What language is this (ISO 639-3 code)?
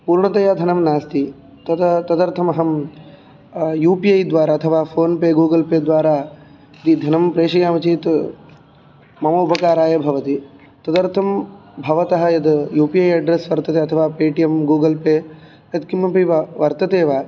san